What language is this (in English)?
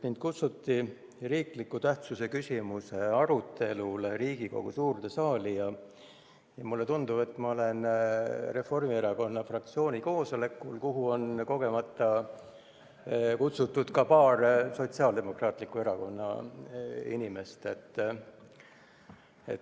Estonian